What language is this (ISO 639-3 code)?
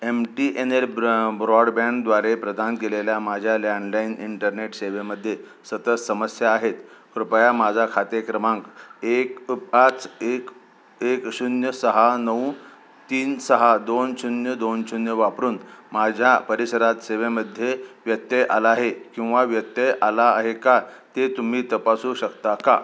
mar